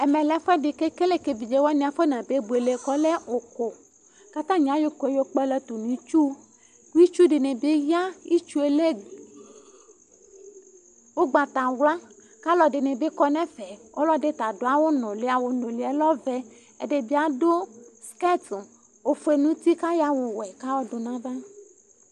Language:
Ikposo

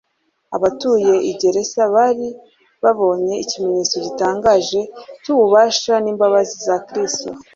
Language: Kinyarwanda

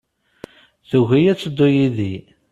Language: Kabyle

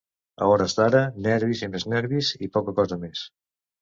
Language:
Catalan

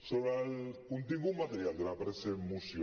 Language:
Catalan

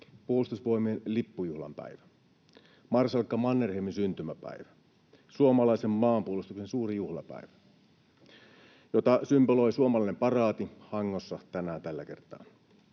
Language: Finnish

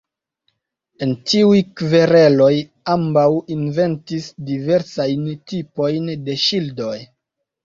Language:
Esperanto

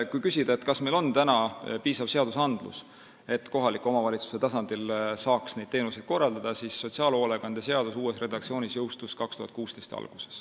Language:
Estonian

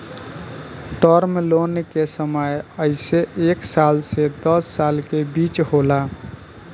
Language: Bhojpuri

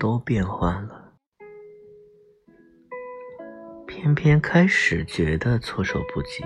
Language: Chinese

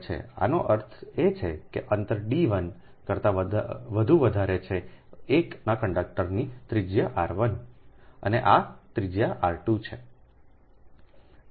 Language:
Gujarati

